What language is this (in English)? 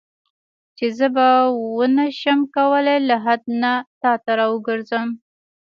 Pashto